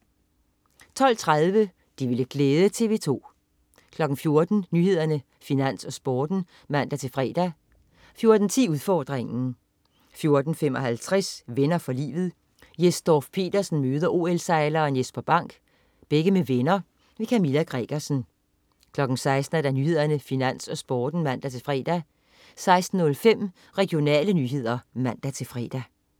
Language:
Danish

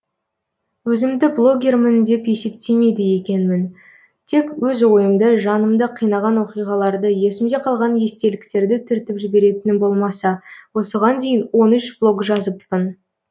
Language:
Kazakh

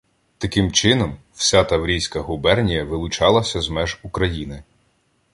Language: Ukrainian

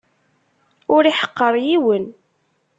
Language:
Kabyle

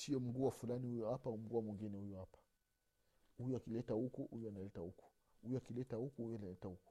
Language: Swahili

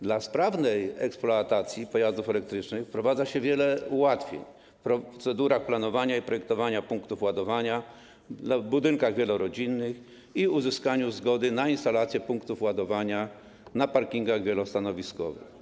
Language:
Polish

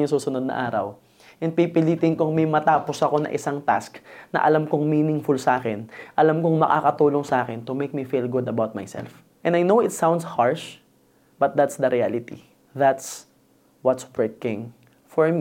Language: Filipino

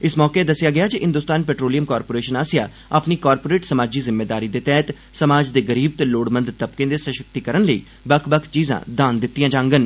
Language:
Dogri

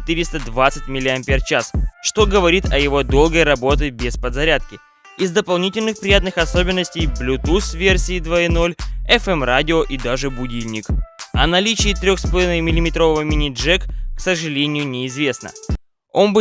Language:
Russian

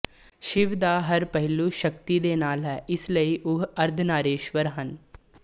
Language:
Punjabi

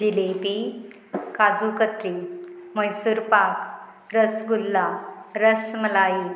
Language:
Konkani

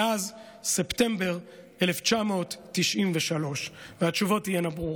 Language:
Hebrew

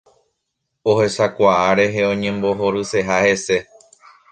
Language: Guarani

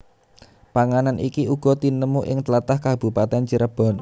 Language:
Javanese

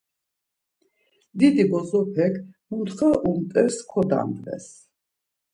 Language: Laz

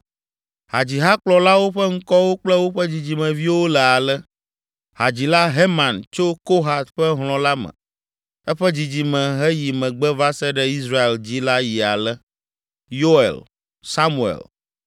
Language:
Ewe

